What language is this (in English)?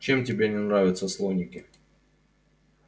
Russian